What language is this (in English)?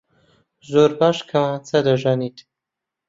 Central Kurdish